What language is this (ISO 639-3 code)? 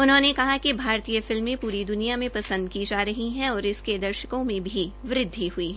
hin